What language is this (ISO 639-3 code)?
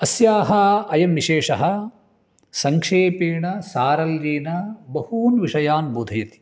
san